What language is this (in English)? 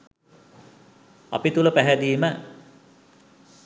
Sinhala